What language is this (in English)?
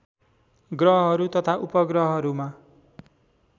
Nepali